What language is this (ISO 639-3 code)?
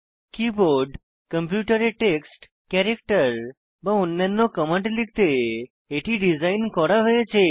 ben